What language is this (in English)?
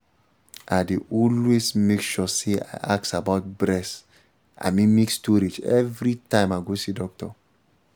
Nigerian Pidgin